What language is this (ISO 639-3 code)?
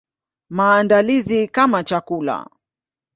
swa